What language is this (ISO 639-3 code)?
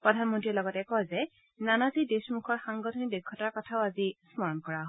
asm